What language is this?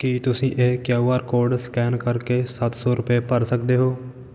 Punjabi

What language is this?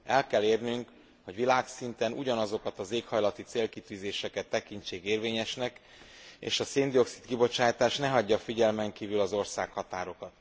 Hungarian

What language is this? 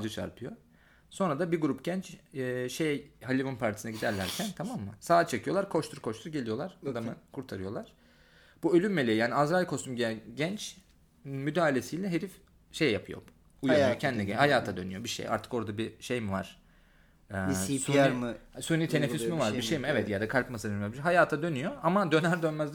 Turkish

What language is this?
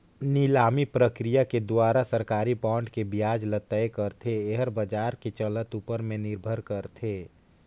Chhattisgarhi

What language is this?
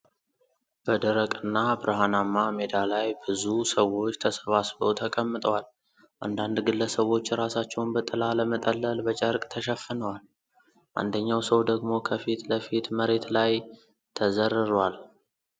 Amharic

